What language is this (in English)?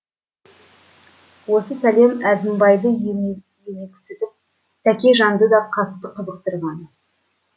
Kazakh